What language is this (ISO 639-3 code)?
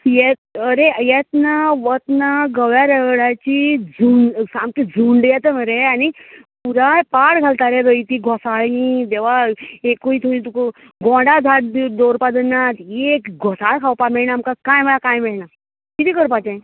kok